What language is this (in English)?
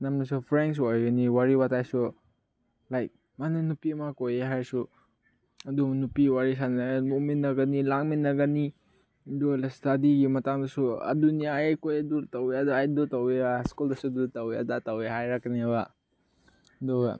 Manipuri